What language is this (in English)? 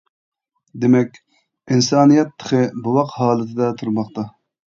Uyghur